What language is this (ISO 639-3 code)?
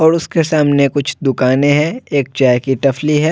hin